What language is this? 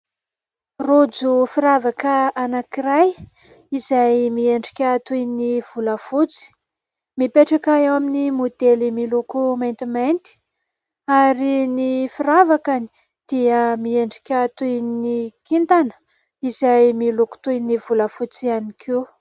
Malagasy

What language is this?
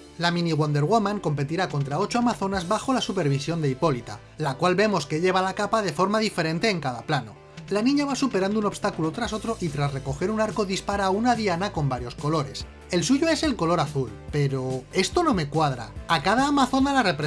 Spanish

